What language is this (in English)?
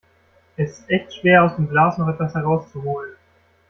German